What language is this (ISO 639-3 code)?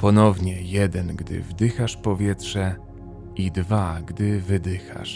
pol